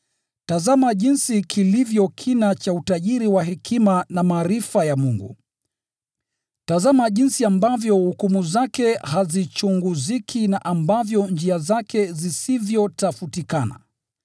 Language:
Swahili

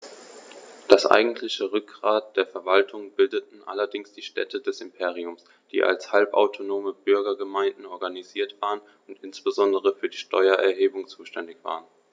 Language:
German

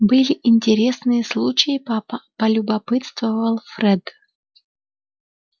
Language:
Russian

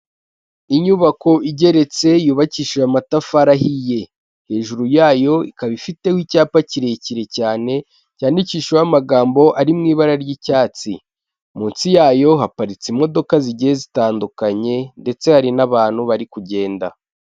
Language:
Kinyarwanda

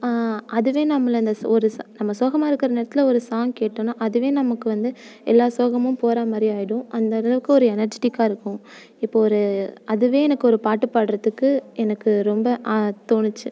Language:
Tamil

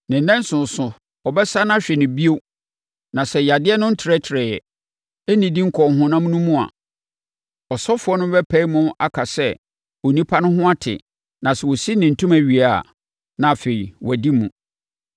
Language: Akan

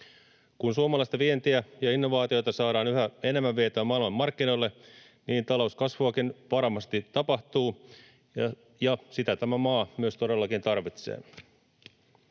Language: Finnish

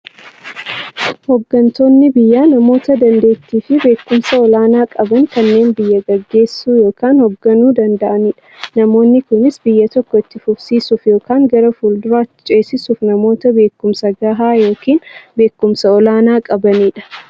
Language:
Oromo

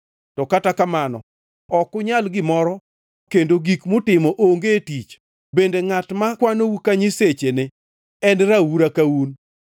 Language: Luo (Kenya and Tanzania)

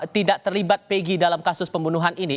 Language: Indonesian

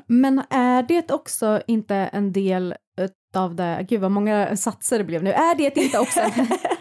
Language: Swedish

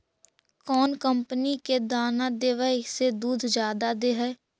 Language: Magahi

